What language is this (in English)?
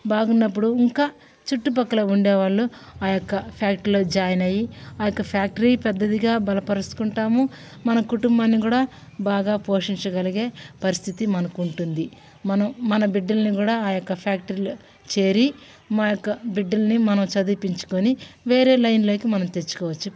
Telugu